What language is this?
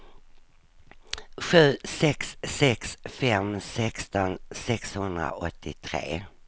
Swedish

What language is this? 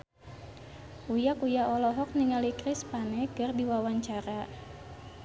Sundanese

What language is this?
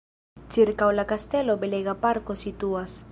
Esperanto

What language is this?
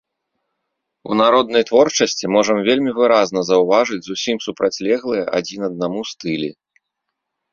Belarusian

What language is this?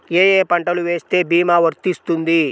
Telugu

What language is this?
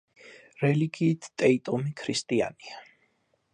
Georgian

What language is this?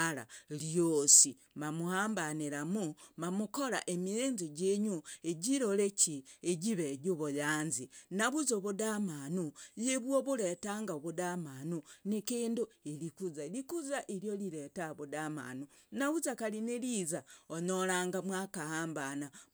Logooli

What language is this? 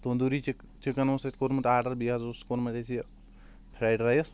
Kashmiri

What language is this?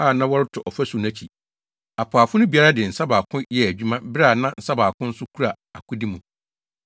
Akan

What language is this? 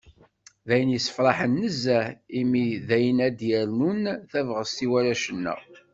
Kabyle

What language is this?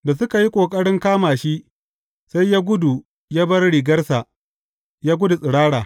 Hausa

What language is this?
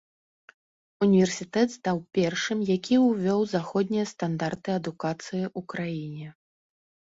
Belarusian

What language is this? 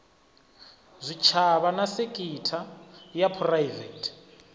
Venda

